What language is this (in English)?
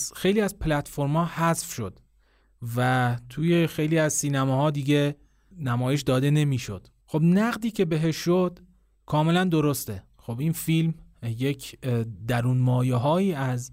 Persian